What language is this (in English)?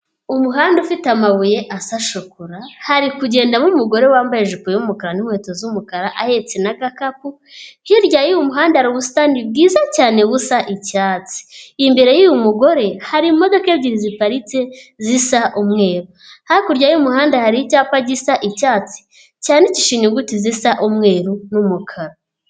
Kinyarwanda